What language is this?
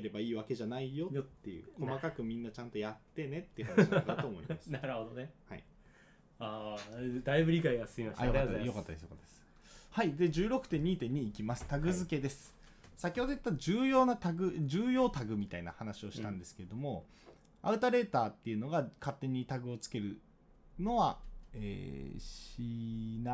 Japanese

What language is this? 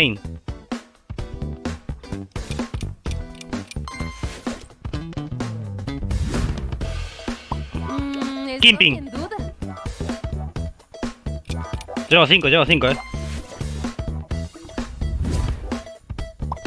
Spanish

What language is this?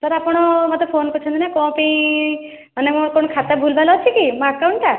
Odia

